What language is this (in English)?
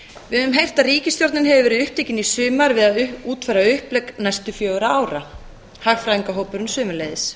Icelandic